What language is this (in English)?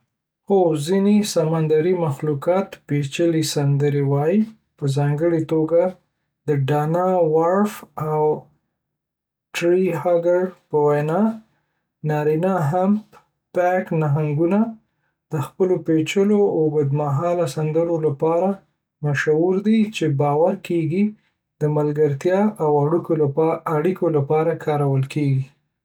Pashto